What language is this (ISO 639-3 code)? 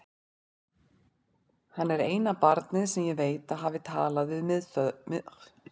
isl